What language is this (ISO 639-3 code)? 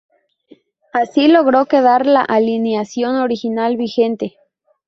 spa